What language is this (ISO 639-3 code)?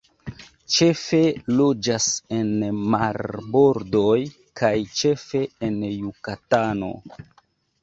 epo